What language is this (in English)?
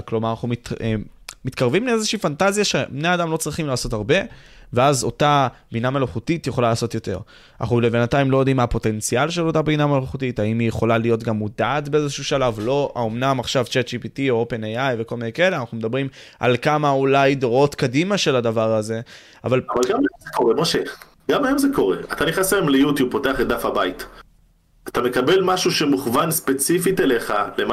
Hebrew